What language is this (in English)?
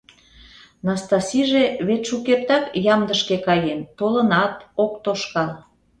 Mari